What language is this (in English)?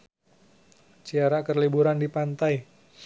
Sundanese